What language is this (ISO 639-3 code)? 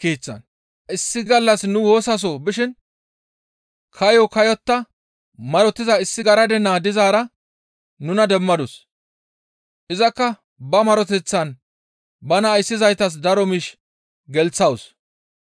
gmv